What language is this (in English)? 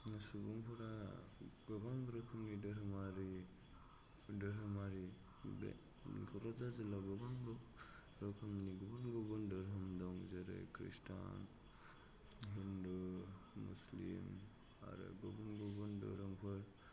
Bodo